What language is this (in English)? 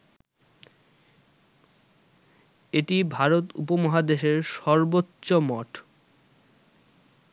Bangla